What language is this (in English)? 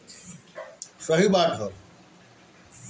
Bhojpuri